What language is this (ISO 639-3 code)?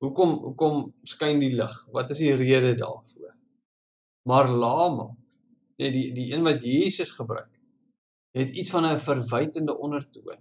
nld